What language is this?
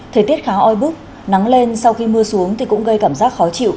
Vietnamese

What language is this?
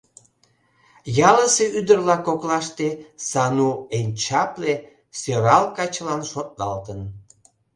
Mari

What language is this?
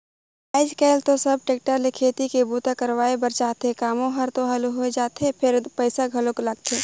Chhattisgarhi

